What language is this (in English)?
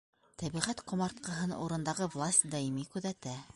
Bashkir